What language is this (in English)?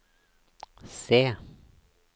Norwegian